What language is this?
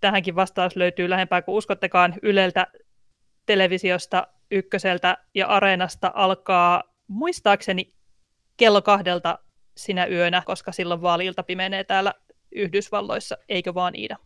Finnish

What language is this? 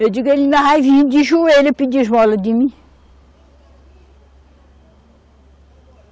Portuguese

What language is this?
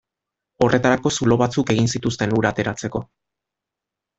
Basque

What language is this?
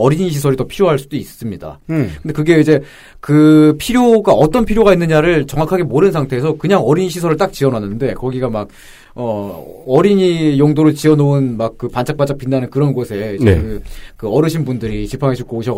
Korean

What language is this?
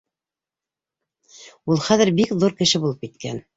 Bashkir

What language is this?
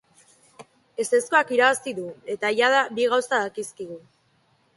Basque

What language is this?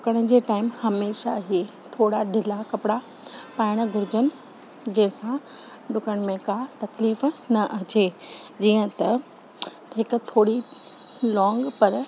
Sindhi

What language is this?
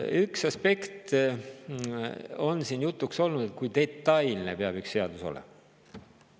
Estonian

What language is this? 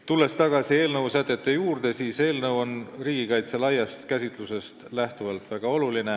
Estonian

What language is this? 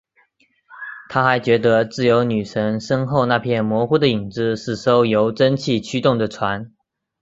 Chinese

